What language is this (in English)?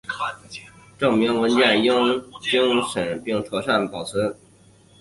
Chinese